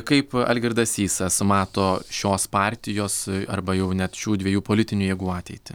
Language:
Lithuanian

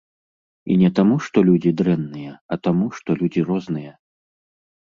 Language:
Belarusian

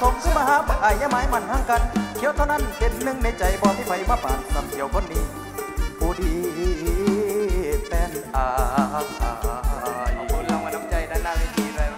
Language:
Thai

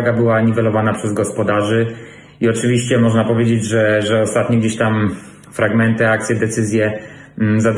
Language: Polish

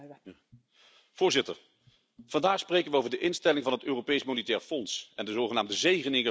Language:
Dutch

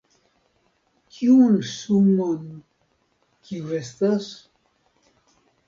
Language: Esperanto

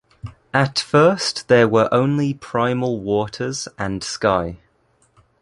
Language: English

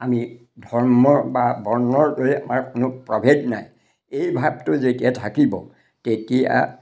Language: Assamese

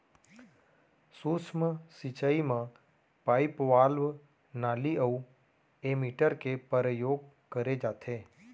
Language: Chhattisgarhi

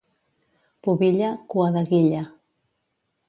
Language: Catalan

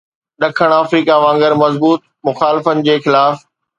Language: Sindhi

